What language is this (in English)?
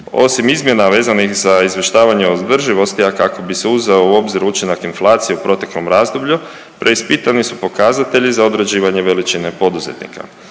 Croatian